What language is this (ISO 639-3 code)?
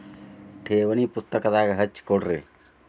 kan